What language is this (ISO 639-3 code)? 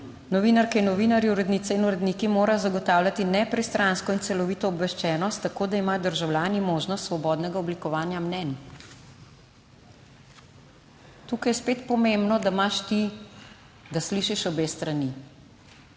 slv